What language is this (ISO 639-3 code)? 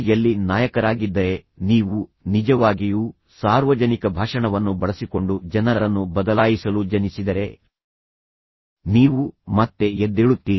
kan